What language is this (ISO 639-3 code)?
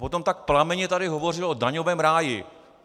ces